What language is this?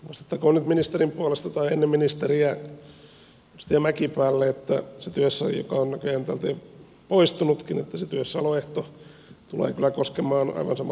Finnish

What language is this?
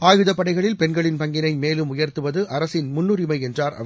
Tamil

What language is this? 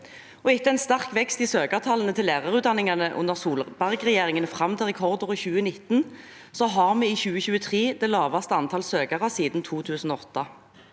Norwegian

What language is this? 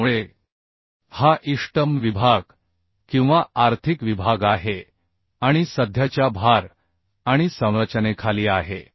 Marathi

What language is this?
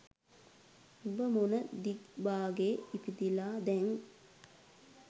Sinhala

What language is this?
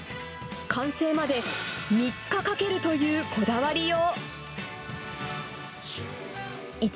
Japanese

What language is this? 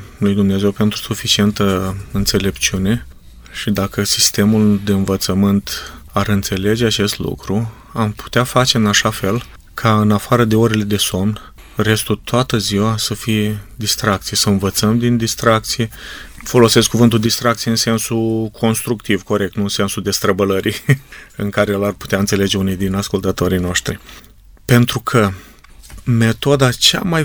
Romanian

